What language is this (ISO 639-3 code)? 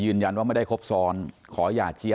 tha